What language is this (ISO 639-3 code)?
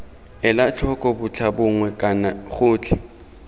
tsn